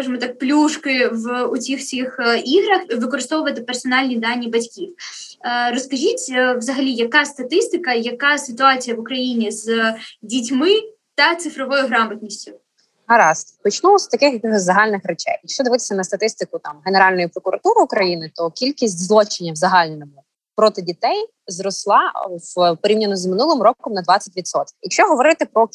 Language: Ukrainian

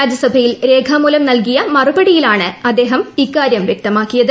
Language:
Malayalam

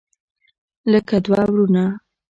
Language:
Pashto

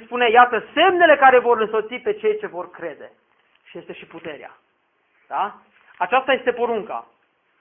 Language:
Romanian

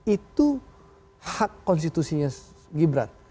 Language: Indonesian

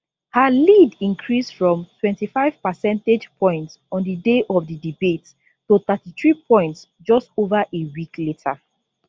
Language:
Nigerian Pidgin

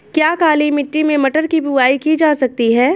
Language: Hindi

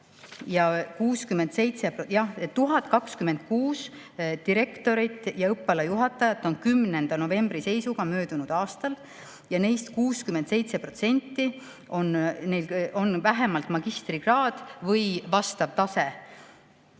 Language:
Estonian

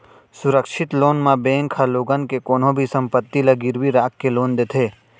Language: Chhattisgarhi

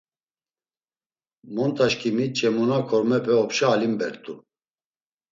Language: Laz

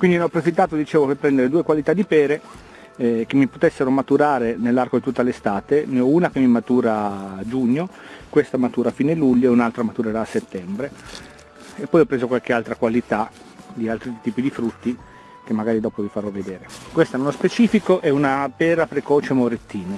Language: Italian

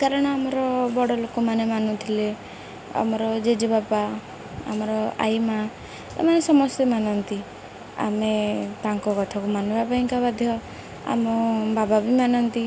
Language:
Odia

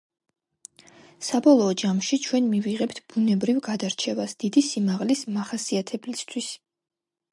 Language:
Georgian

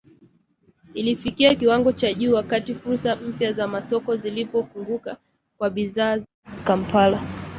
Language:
Swahili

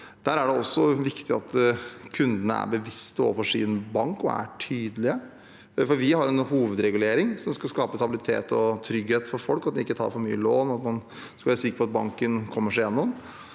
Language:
Norwegian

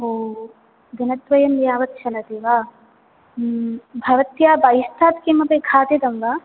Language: Sanskrit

